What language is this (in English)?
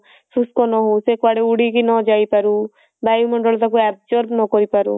Odia